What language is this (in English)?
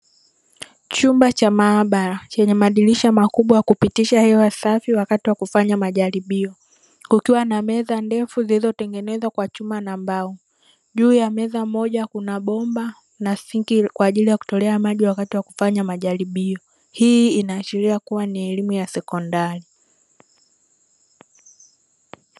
Swahili